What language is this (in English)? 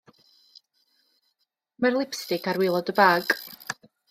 Welsh